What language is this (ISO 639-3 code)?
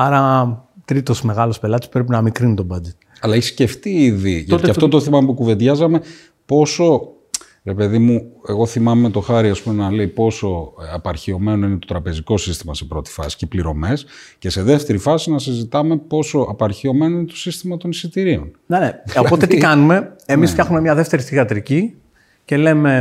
ell